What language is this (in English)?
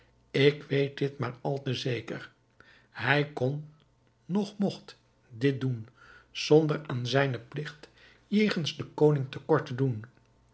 Dutch